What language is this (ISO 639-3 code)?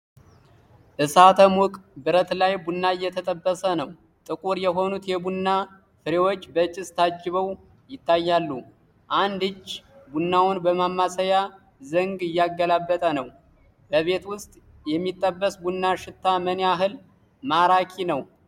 amh